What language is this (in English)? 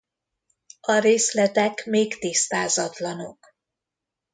Hungarian